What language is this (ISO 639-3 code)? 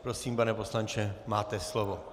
ces